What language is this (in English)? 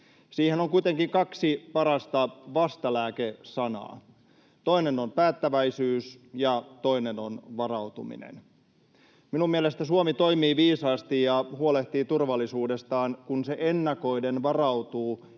Finnish